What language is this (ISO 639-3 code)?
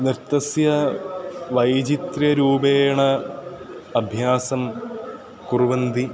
san